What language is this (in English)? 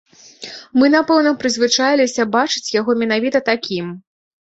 Belarusian